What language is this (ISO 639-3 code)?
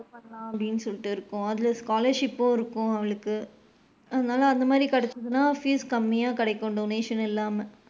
tam